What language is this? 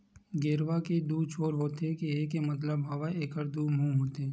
Chhattisgarhi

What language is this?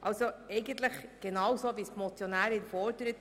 Swiss German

